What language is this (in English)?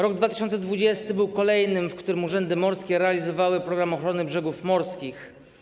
Polish